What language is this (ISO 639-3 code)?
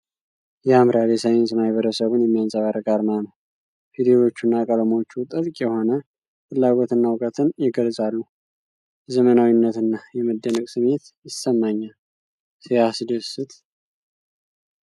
amh